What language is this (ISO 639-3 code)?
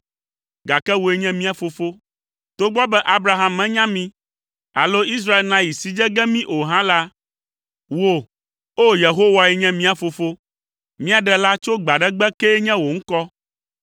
ewe